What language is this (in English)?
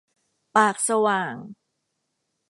Thai